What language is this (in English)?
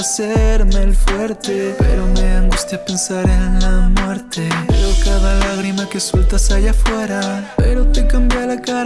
Spanish